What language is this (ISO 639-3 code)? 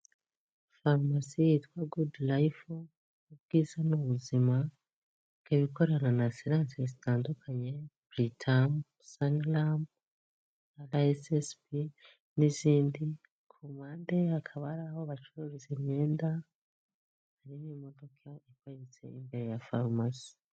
kin